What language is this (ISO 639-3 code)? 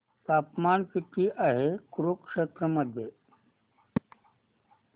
mar